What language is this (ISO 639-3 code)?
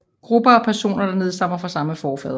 dan